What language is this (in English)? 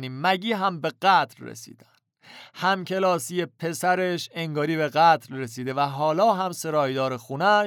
Persian